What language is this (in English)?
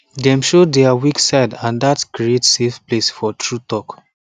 Nigerian Pidgin